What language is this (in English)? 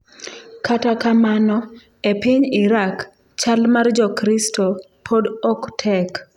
Luo (Kenya and Tanzania)